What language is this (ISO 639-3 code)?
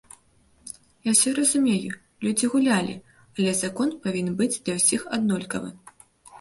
bel